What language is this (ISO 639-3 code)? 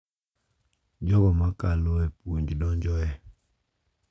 luo